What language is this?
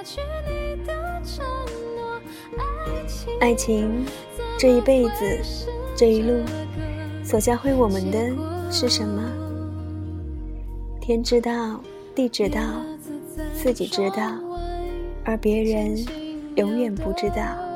Chinese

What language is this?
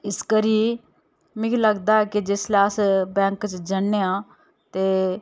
Dogri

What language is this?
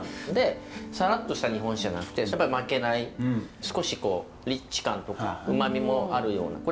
Japanese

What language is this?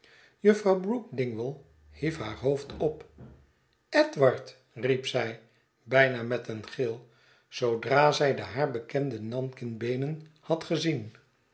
Dutch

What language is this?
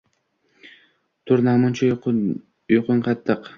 Uzbek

